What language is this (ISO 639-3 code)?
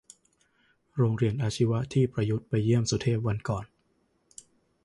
tha